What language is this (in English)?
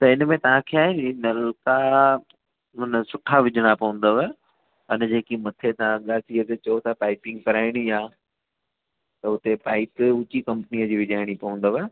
Sindhi